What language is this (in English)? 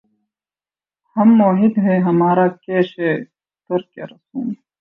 Urdu